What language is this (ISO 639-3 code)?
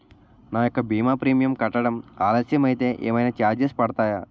tel